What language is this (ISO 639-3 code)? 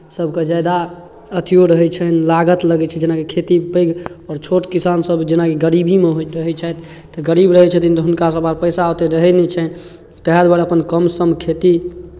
mai